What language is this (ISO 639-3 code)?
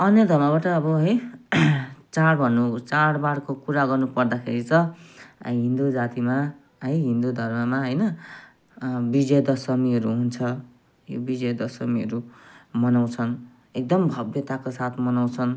nep